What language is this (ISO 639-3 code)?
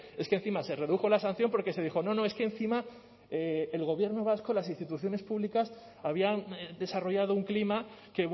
spa